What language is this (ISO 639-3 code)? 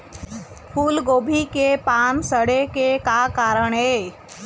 hne